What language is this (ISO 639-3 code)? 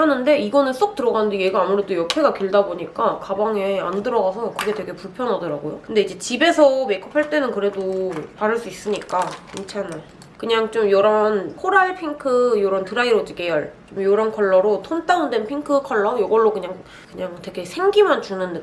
kor